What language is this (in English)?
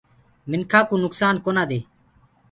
Gurgula